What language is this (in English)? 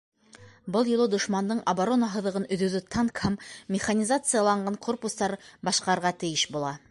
Bashkir